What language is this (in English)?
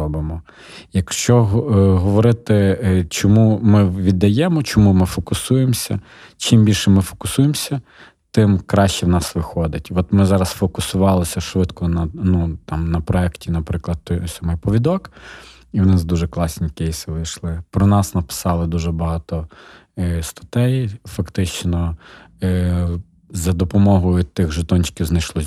Ukrainian